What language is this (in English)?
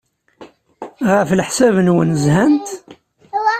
Kabyle